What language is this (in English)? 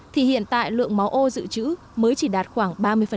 Vietnamese